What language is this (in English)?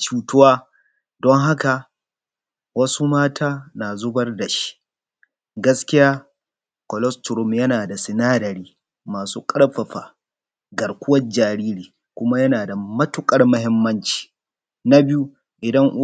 Hausa